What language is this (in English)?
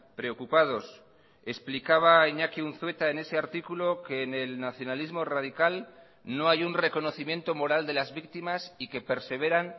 Spanish